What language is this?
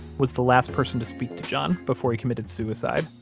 English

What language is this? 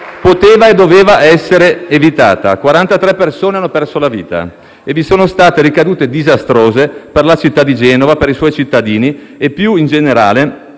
Italian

